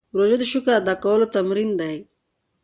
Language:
Pashto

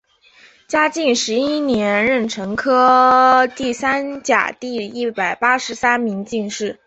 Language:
Chinese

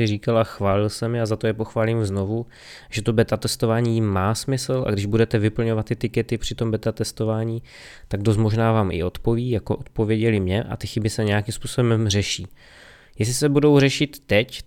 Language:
Czech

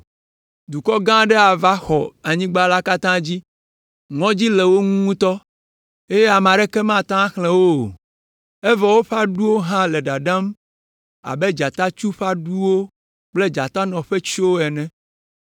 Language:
Ewe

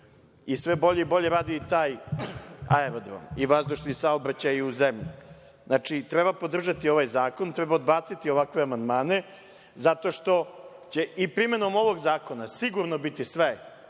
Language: Serbian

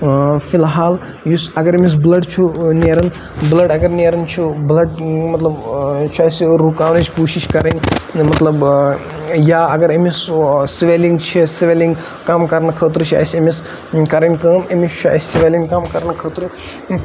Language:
Kashmiri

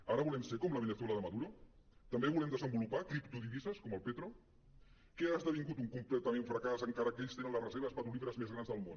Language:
Catalan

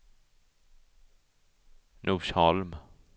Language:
Swedish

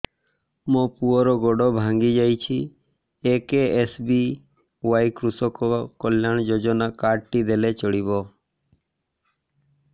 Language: Odia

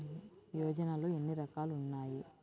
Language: Telugu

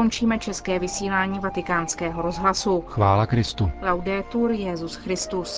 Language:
Czech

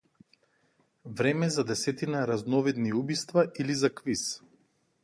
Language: Macedonian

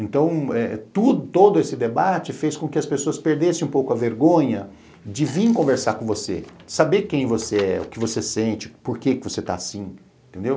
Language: Portuguese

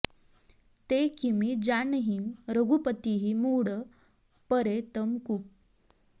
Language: Sanskrit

